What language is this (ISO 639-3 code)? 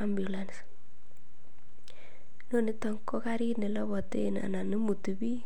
kln